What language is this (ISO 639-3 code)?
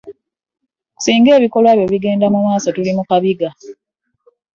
lug